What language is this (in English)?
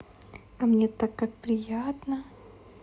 Russian